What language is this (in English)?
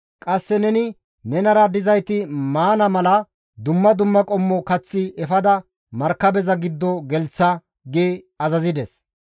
Gamo